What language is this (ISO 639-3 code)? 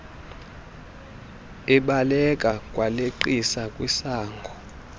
xho